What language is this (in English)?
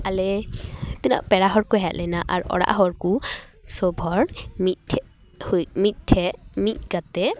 Santali